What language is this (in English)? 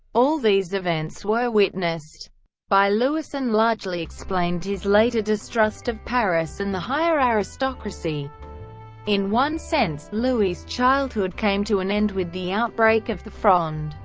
English